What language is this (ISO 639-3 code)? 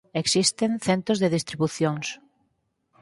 glg